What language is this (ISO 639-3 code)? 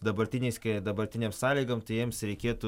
lit